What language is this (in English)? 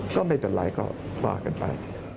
Thai